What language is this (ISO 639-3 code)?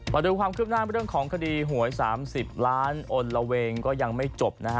tha